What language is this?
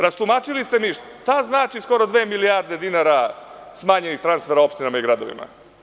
Serbian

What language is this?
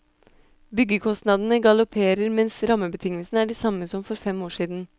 Norwegian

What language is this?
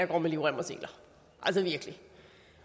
Danish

